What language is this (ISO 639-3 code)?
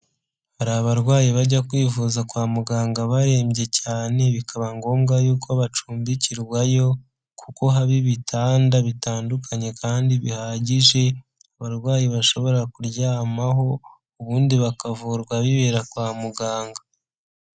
kin